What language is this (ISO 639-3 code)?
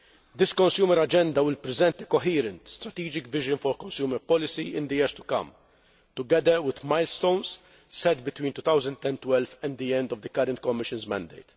eng